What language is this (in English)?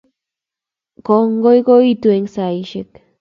Kalenjin